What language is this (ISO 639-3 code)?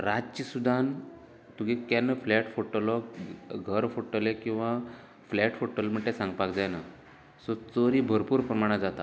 kok